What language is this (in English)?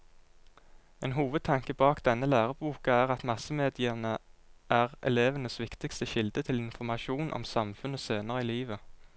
Norwegian